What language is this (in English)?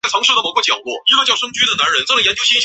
Chinese